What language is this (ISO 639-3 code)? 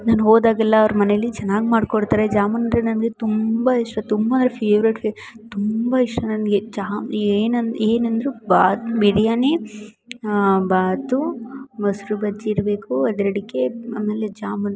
kan